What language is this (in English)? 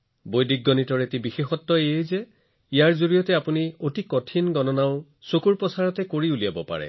Assamese